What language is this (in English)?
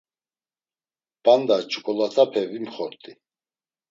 Laz